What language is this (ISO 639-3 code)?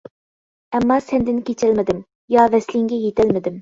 uig